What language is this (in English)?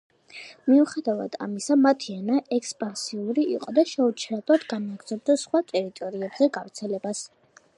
Georgian